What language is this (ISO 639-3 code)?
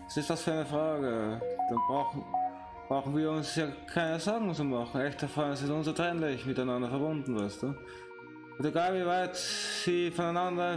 deu